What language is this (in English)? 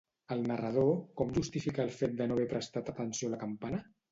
Catalan